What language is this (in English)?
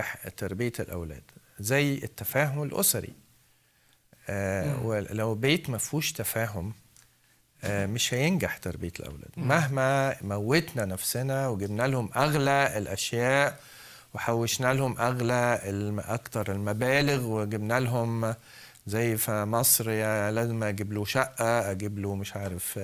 Arabic